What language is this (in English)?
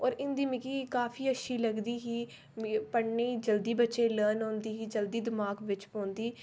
Dogri